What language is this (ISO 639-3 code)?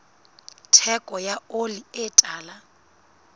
sot